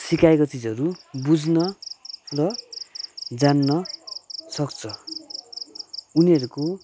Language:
Nepali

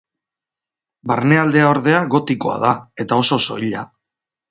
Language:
Basque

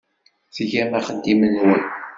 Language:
Kabyle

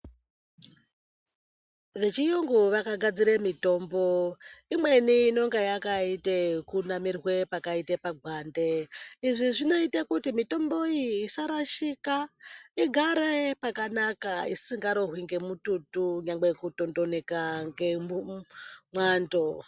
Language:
Ndau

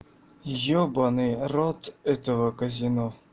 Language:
Russian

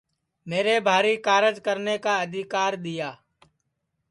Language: Sansi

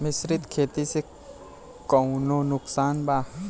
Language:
Bhojpuri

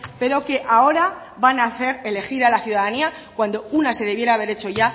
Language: Spanish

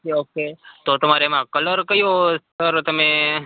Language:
Gujarati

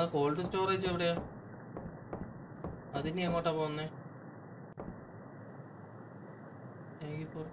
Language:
Hindi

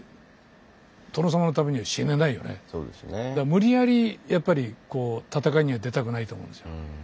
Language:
Japanese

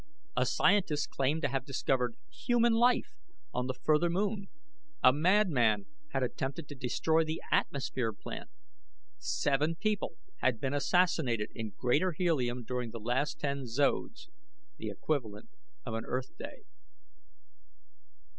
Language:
English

